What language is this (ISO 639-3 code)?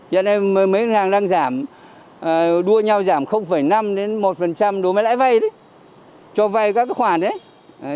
vie